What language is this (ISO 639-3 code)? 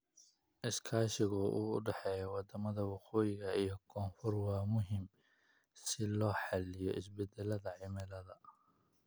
som